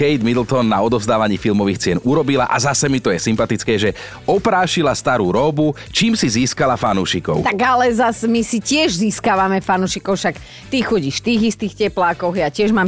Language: Slovak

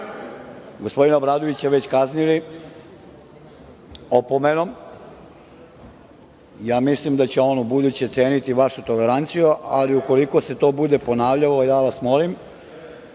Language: Serbian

